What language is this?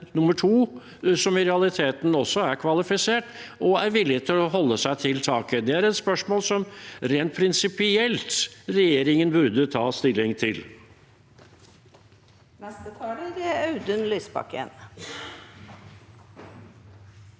Norwegian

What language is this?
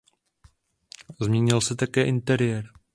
Czech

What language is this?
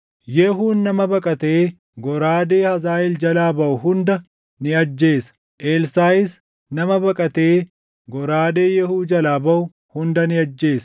Oromo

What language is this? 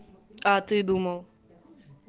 Russian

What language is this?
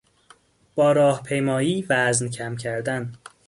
Persian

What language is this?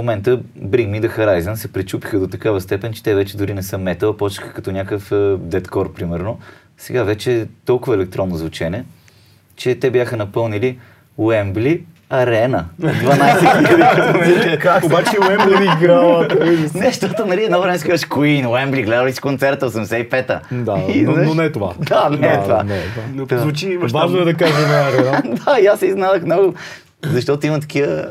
Bulgarian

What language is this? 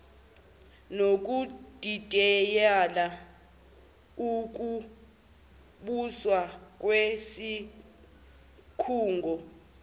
Zulu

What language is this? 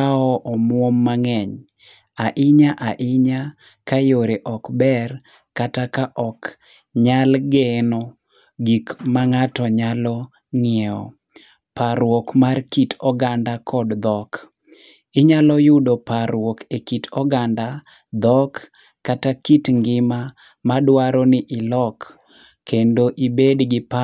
Luo (Kenya and Tanzania)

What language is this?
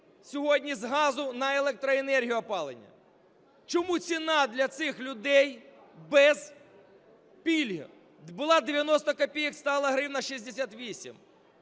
Ukrainian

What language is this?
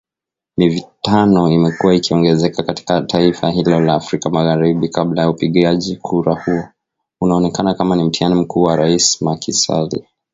Swahili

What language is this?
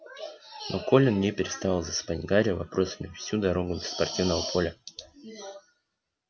Russian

